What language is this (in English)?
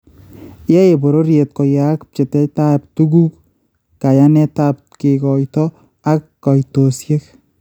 Kalenjin